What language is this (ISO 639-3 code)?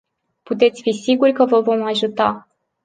ron